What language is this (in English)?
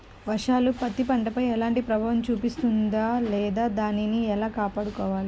Telugu